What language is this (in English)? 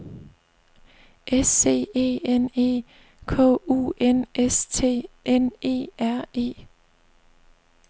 Danish